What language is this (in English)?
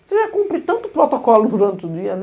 Portuguese